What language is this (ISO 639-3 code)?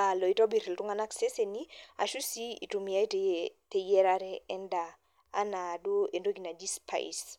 mas